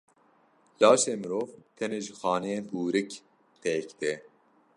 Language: Kurdish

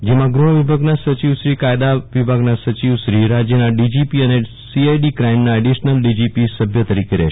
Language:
Gujarati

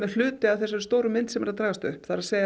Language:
Icelandic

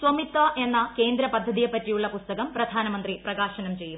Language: Malayalam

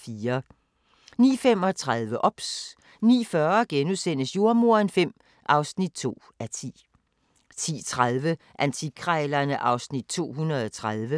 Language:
Danish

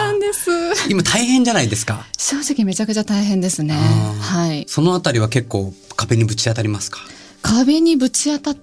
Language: Japanese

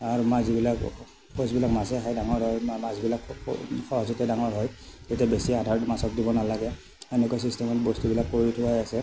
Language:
Assamese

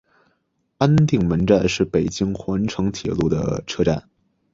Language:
Chinese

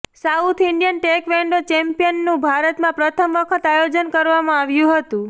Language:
Gujarati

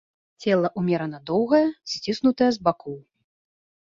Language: Belarusian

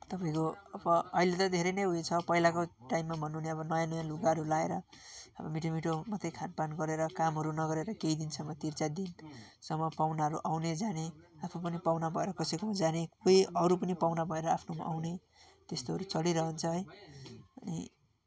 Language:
Nepali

